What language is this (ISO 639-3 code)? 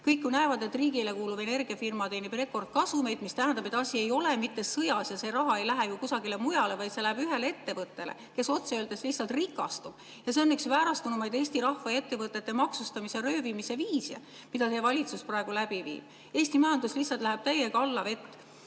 est